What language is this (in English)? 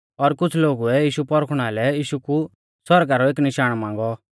Mahasu Pahari